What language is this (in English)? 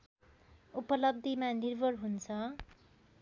Nepali